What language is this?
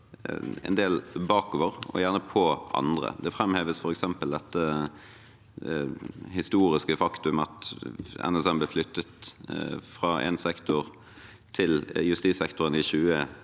Norwegian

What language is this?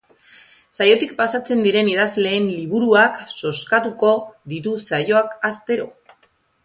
Basque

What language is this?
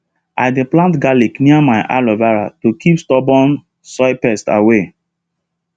Nigerian Pidgin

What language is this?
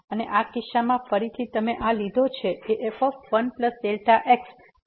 Gujarati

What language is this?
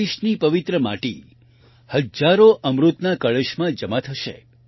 Gujarati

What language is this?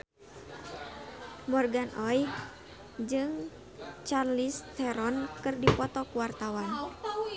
Sundanese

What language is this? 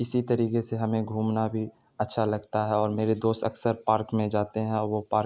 Urdu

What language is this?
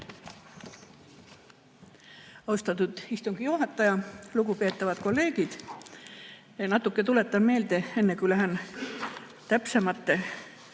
Estonian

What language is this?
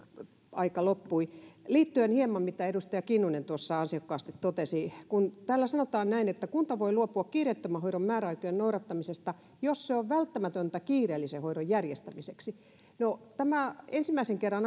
Finnish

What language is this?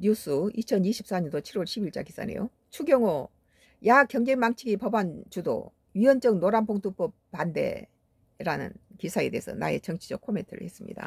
Korean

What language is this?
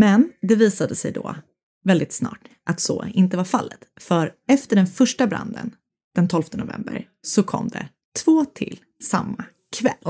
Swedish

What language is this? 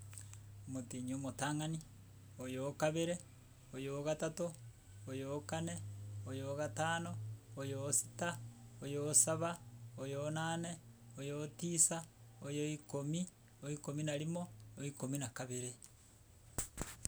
Gusii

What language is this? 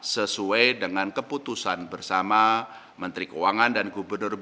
Indonesian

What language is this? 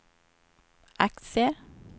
Swedish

